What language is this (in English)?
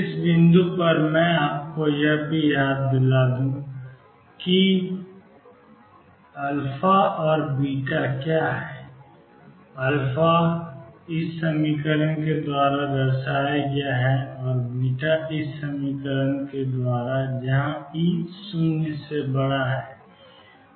Hindi